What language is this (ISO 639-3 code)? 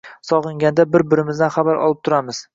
uzb